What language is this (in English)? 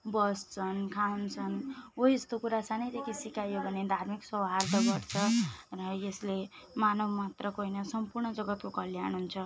Nepali